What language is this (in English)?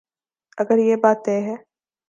Urdu